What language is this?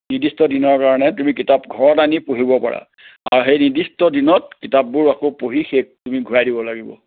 Assamese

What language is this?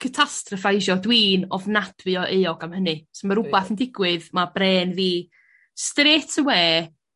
Welsh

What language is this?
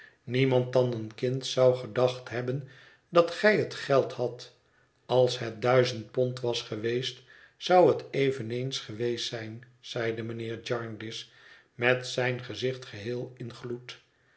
Dutch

